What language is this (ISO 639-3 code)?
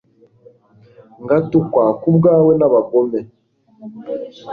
kin